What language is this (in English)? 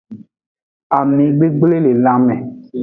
Aja (Benin)